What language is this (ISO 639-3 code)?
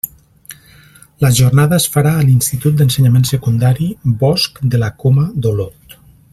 cat